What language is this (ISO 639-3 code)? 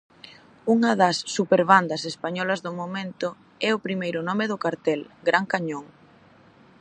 glg